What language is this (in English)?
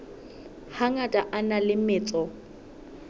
Southern Sotho